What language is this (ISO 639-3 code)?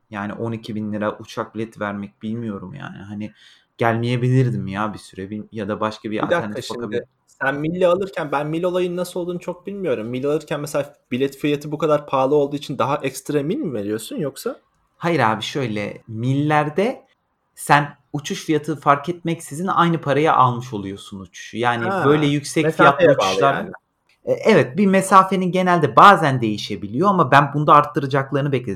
tur